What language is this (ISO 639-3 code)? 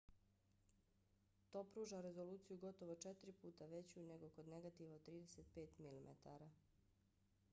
bos